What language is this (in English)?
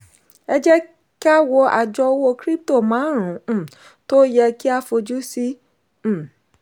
Yoruba